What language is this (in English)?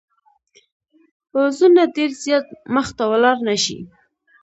Pashto